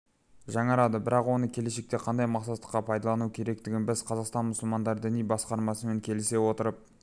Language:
Kazakh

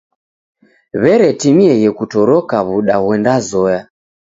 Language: Taita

